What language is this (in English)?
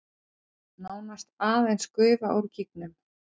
Icelandic